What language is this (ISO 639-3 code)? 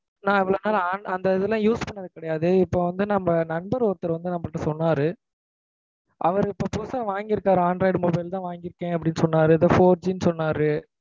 tam